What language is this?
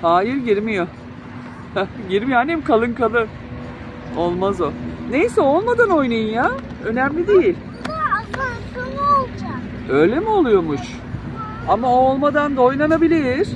Turkish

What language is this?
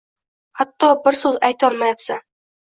Uzbek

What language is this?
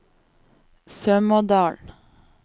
Norwegian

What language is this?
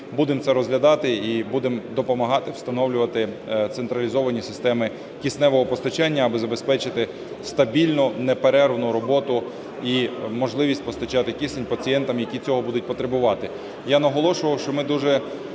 Ukrainian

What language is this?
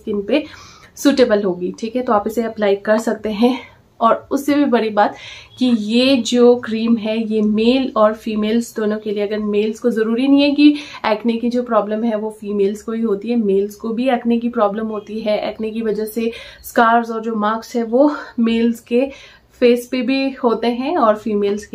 Hindi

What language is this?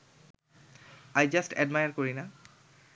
Bangla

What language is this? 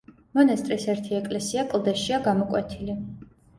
Georgian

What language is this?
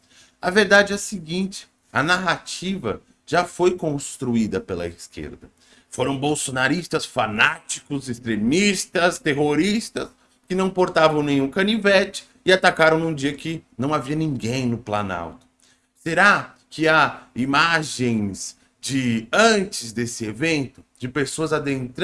Portuguese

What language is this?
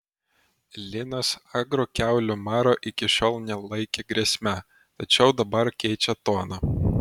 Lithuanian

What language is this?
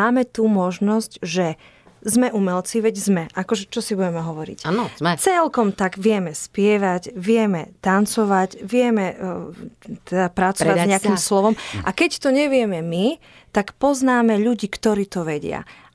Slovak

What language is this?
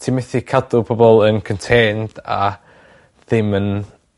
Welsh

